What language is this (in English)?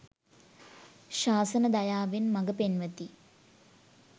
Sinhala